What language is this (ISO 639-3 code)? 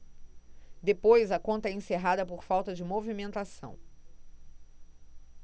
por